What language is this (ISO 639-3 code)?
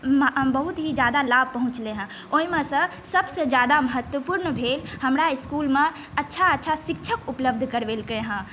mai